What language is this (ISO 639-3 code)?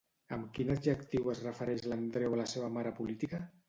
cat